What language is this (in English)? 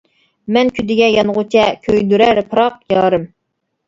Uyghur